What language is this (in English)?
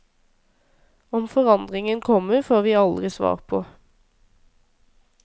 Norwegian